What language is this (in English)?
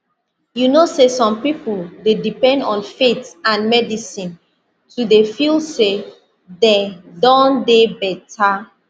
Nigerian Pidgin